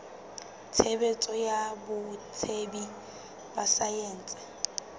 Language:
Southern Sotho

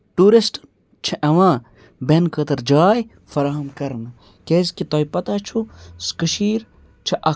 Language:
Kashmiri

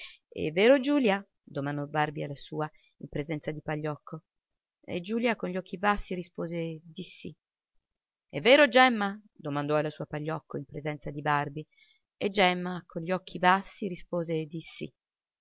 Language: Italian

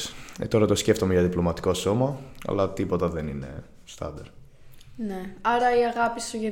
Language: Greek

